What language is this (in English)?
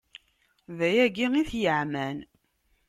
Kabyle